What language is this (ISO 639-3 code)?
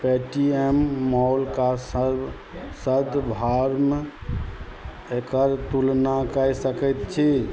mai